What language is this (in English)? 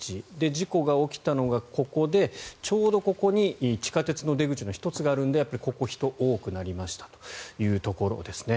Japanese